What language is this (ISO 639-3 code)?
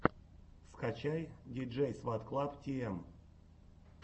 rus